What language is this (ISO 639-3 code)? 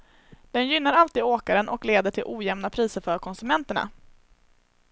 swe